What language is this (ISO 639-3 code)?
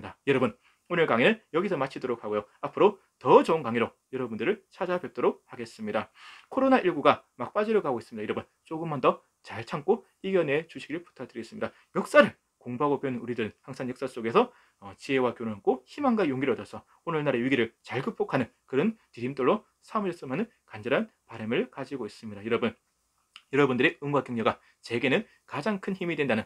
kor